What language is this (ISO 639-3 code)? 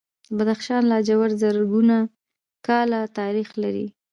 pus